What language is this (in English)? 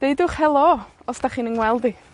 Welsh